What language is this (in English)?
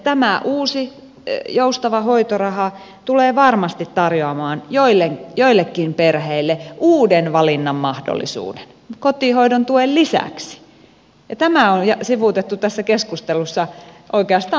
Finnish